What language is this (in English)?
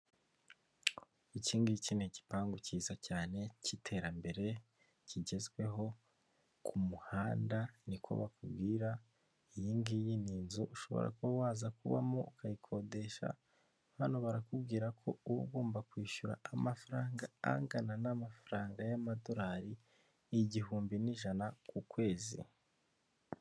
Kinyarwanda